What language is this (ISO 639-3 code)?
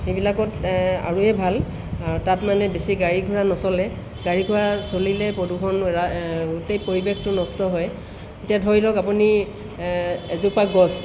asm